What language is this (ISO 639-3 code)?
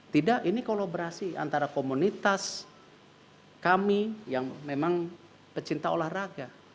ind